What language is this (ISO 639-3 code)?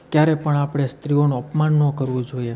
guj